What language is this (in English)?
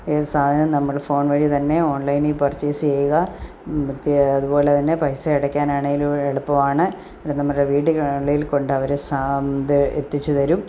Malayalam